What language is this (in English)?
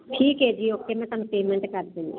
Punjabi